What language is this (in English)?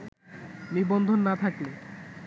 Bangla